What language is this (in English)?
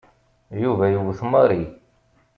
Kabyle